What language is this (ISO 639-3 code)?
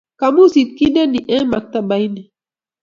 kln